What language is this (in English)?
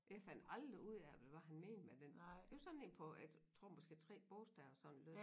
Danish